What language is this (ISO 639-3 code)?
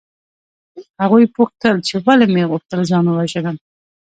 pus